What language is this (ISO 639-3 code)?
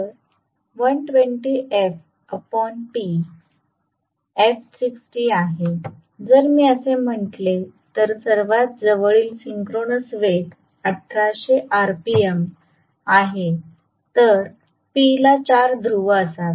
mar